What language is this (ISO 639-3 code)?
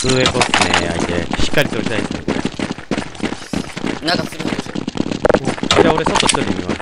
jpn